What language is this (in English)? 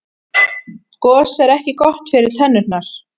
Icelandic